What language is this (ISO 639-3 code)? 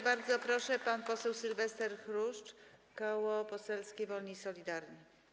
pol